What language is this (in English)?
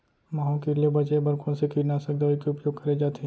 Chhattisgarhi